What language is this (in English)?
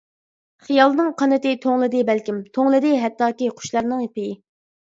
Uyghur